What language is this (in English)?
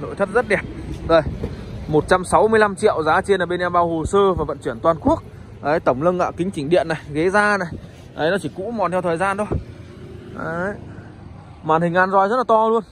Vietnamese